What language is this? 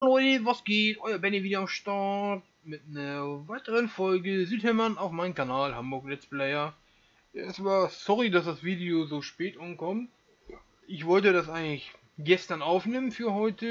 German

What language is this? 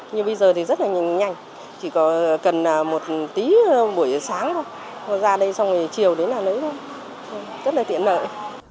Vietnamese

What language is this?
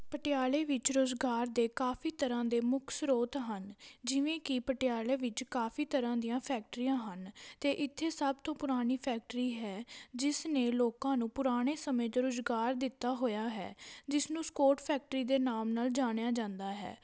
Punjabi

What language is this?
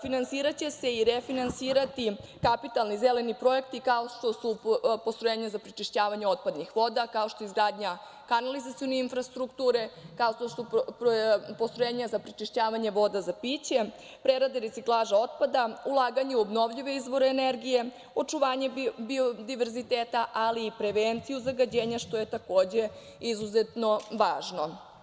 Serbian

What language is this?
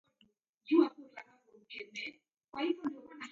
Taita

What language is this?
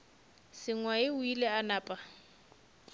Northern Sotho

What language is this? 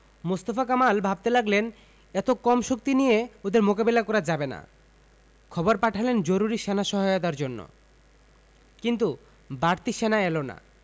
Bangla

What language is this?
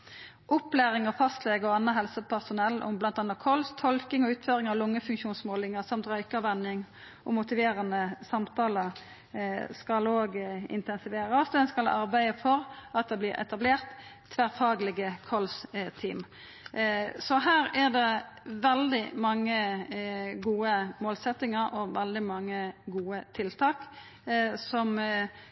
Norwegian Nynorsk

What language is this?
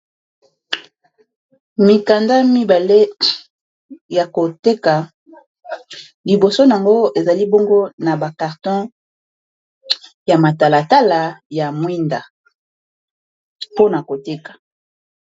Lingala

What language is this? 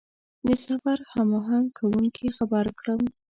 Pashto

